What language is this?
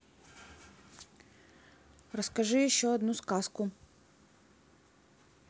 Russian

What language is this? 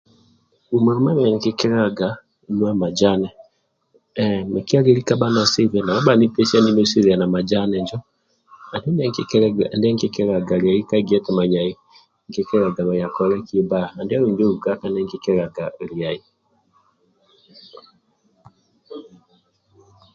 Amba (Uganda)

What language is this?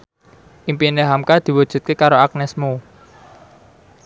Javanese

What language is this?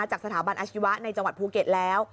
Thai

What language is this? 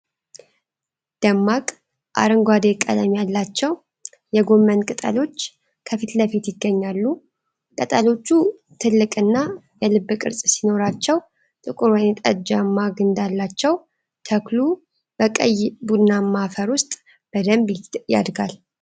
Amharic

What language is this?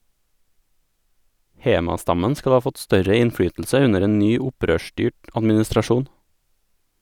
Norwegian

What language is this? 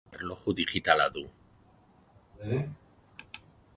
Basque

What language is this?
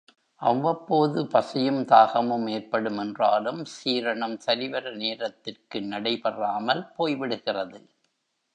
Tamil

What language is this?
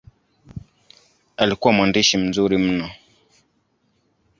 Swahili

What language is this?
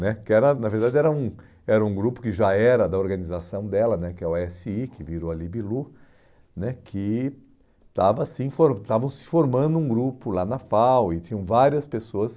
Portuguese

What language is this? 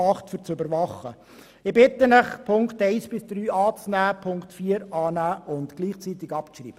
Swiss German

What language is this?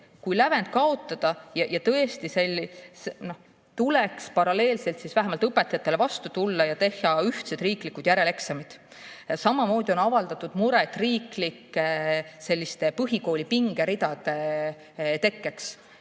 Estonian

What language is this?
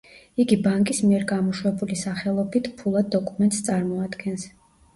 Georgian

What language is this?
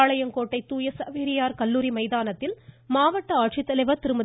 Tamil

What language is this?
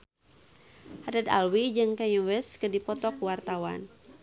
Sundanese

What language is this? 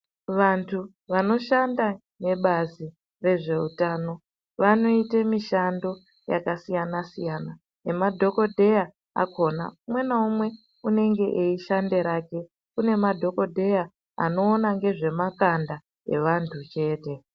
Ndau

